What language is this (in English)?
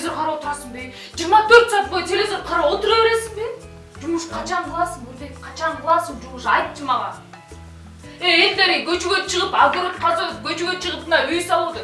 Turkish